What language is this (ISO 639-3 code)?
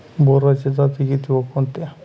mar